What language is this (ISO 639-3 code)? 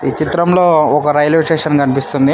tel